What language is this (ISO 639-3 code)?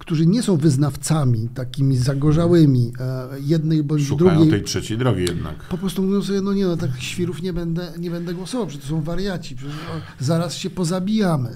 pol